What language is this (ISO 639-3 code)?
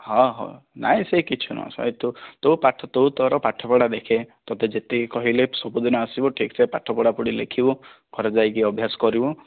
ori